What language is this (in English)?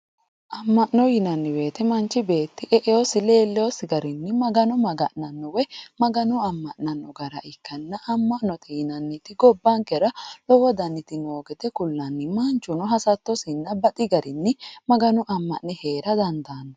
Sidamo